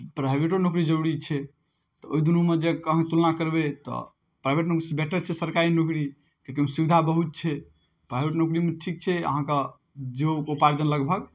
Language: Maithili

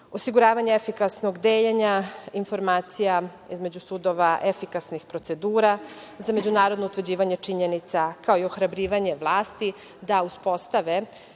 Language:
Serbian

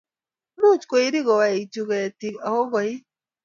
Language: Kalenjin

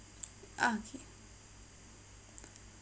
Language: English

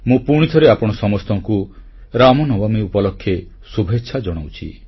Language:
Odia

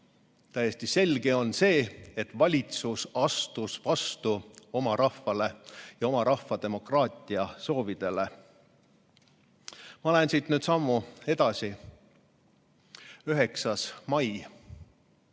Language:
Estonian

